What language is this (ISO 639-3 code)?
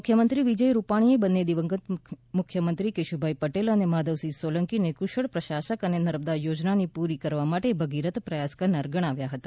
guj